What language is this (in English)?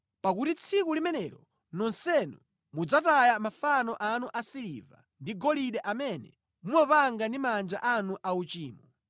Nyanja